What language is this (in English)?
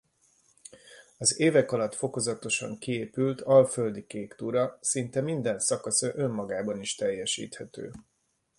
Hungarian